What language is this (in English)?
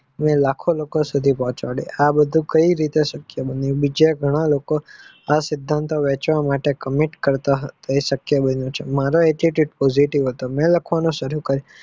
Gujarati